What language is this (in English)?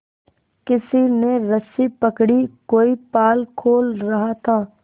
Hindi